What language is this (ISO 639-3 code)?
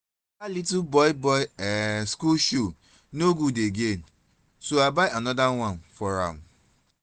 pcm